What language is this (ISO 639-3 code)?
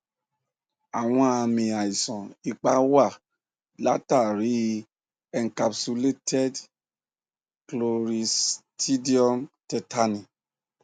yor